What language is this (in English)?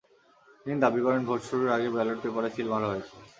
Bangla